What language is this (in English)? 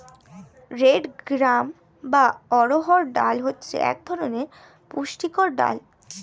Bangla